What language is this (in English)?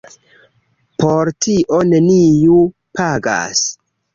Esperanto